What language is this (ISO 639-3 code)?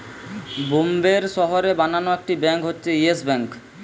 ben